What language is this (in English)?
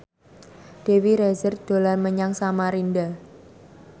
Javanese